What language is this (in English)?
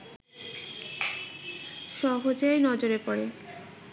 Bangla